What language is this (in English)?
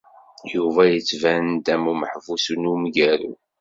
Kabyle